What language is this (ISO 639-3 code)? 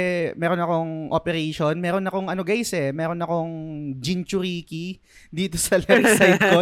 fil